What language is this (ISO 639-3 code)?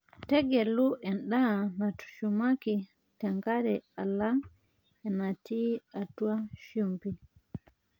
mas